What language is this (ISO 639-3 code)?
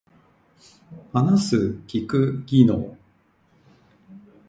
jpn